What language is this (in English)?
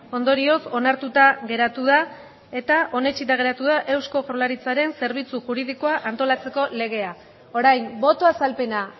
Basque